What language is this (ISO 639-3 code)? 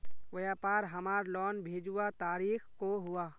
mag